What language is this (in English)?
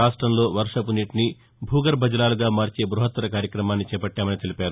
Telugu